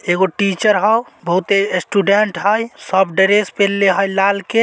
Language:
Magahi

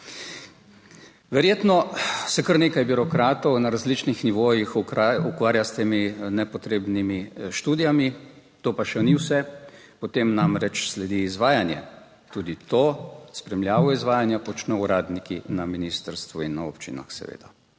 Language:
Slovenian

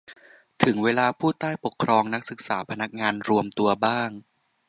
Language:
Thai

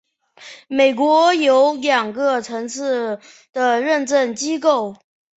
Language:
Chinese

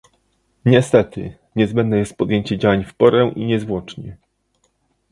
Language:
Polish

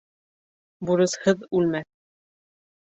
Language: Bashkir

